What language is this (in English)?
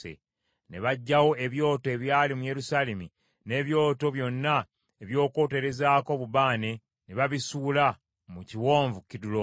Ganda